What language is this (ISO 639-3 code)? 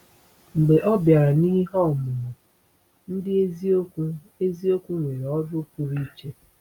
ibo